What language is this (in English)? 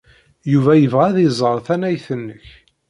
Kabyle